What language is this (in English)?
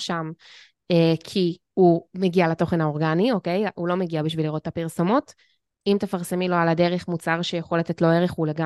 Hebrew